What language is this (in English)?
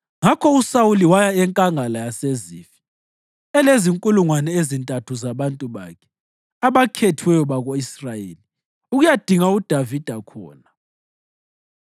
North Ndebele